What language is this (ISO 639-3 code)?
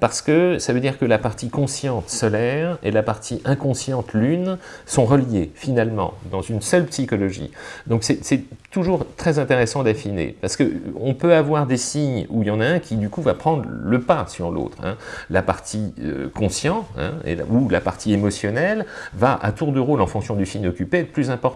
fra